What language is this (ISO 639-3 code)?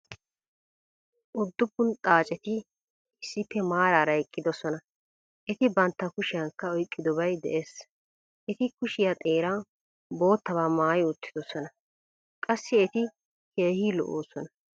wal